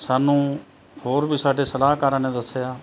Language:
Punjabi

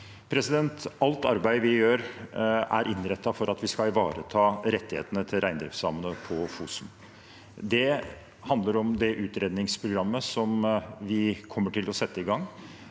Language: Norwegian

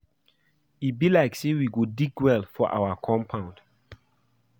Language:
Nigerian Pidgin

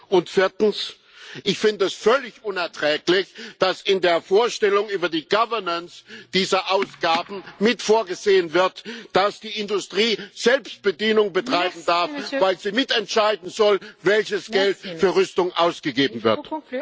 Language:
German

